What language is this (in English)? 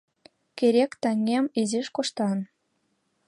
Mari